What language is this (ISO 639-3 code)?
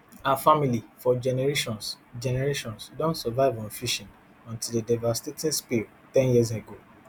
pcm